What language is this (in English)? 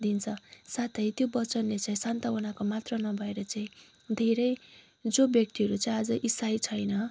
Nepali